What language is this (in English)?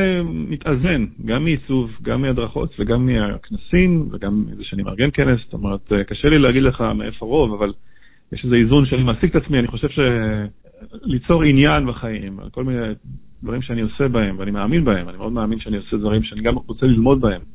Hebrew